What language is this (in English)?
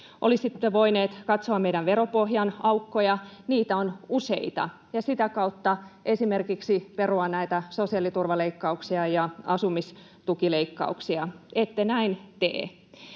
Finnish